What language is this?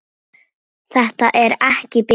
Icelandic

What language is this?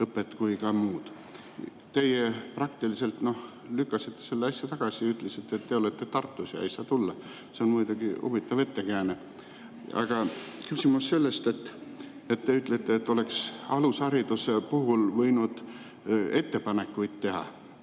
Estonian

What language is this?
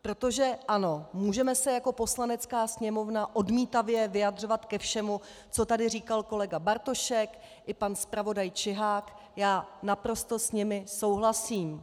Czech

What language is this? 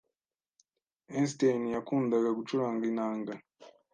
Kinyarwanda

